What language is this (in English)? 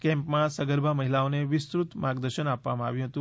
Gujarati